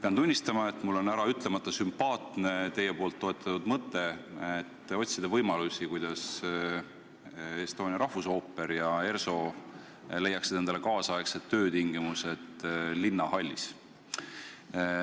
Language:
Estonian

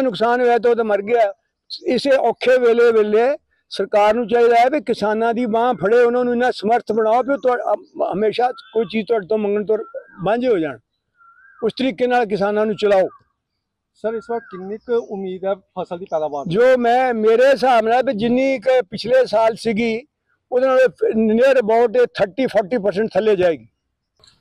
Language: Punjabi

